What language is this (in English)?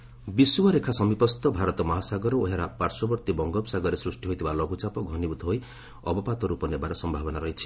Odia